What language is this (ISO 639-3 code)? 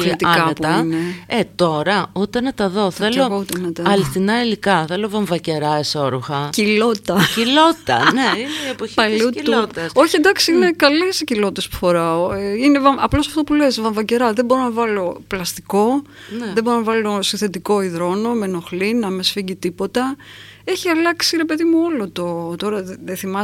ell